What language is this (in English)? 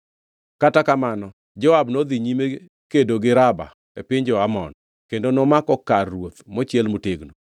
Luo (Kenya and Tanzania)